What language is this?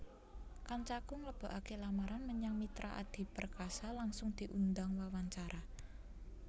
Javanese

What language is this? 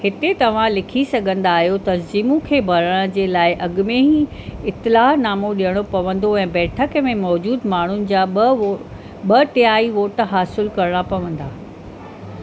Sindhi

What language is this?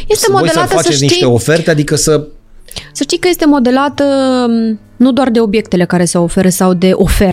Romanian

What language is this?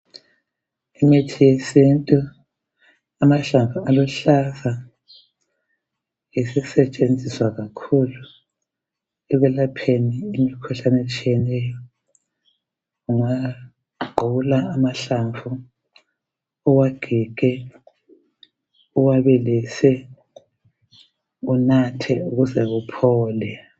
North Ndebele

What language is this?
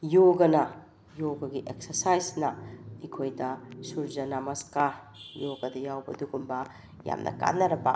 Manipuri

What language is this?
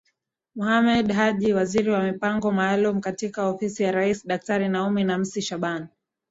Swahili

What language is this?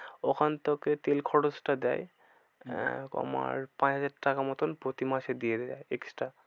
Bangla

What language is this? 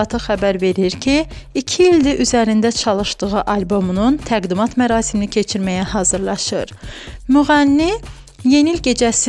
Romanian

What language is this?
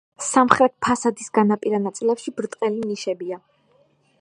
Georgian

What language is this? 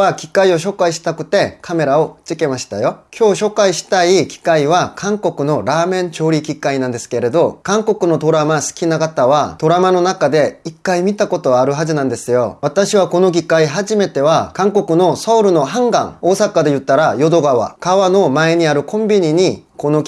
Japanese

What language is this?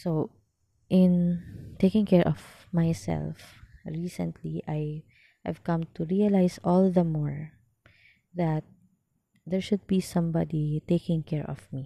Filipino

